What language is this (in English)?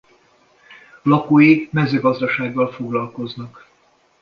Hungarian